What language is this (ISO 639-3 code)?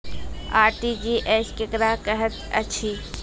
mai